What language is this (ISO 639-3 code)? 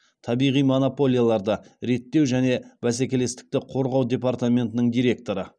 kaz